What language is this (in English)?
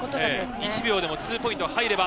Japanese